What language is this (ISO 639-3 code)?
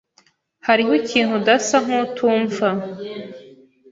kin